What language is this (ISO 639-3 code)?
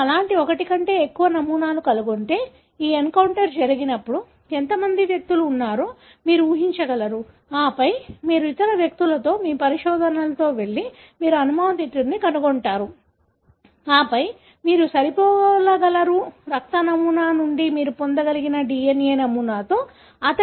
tel